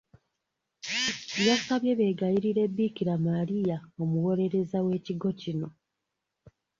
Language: Ganda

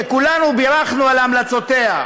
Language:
Hebrew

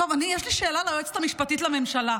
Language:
Hebrew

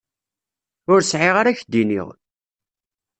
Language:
Kabyle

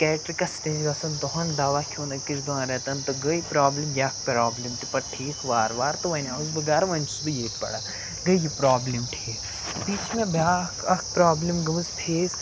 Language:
Kashmiri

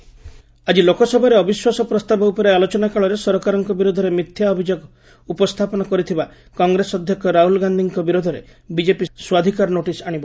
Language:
Odia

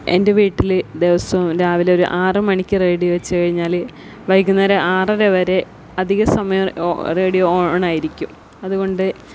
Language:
Malayalam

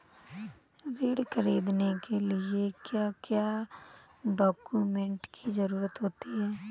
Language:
Hindi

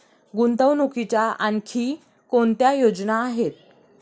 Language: Marathi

